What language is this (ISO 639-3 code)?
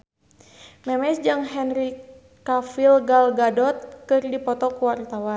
sun